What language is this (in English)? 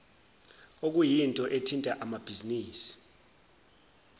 Zulu